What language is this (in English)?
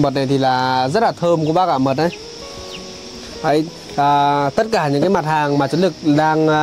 Vietnamese